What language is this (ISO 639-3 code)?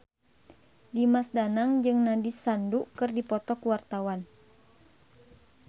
sun